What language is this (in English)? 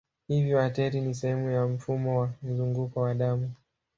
Swahili